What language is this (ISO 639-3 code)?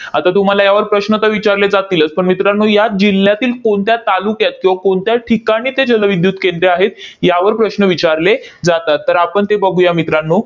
mar